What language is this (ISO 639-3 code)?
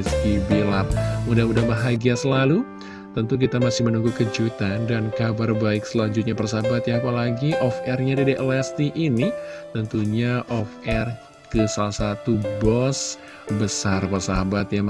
ind